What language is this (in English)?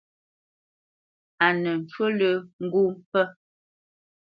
Bamenyam